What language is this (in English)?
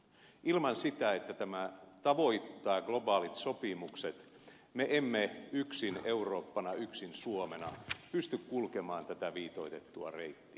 Finnish